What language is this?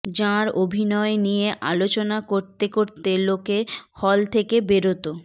Bangla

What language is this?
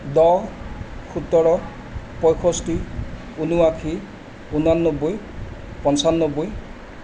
Assamese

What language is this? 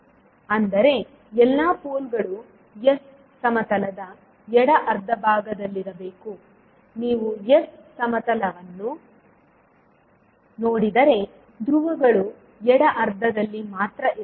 Kannada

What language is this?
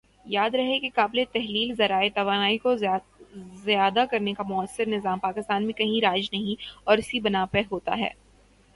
Urdu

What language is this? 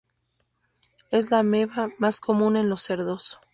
Spanish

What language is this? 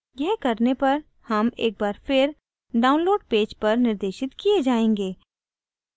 Hindi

